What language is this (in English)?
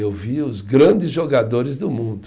Portuguese